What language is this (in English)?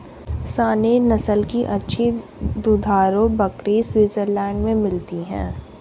Hindi